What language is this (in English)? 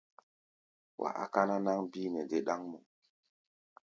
Gbaya